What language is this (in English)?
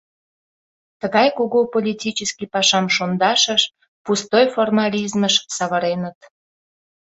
Mari